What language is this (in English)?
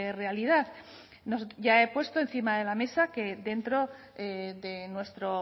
Spanish